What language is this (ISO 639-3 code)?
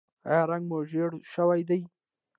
pus